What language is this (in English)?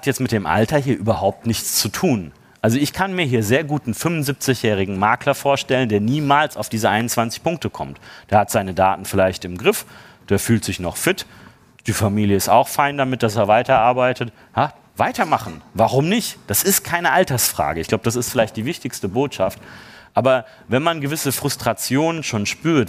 German